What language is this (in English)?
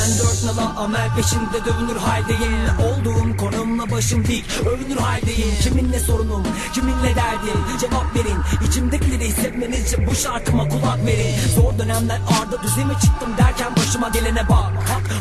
Turkish